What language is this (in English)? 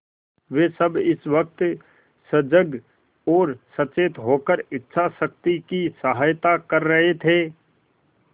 Hindi